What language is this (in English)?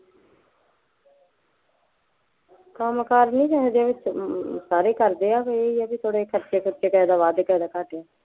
Punjabi